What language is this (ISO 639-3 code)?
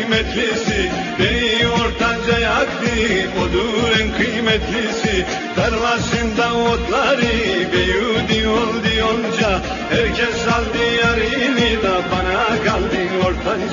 tur